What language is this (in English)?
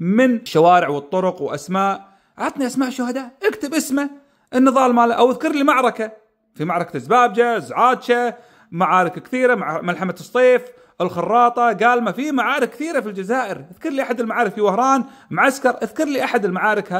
Arabic